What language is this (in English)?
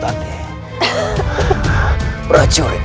Indonesian